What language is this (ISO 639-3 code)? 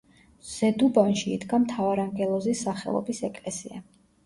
kat